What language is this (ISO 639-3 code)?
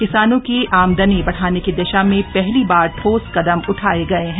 hin